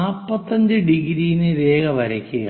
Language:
Malayalam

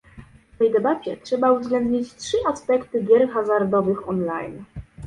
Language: Polish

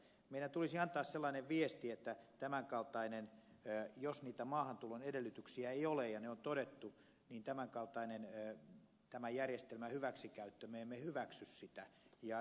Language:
Finnish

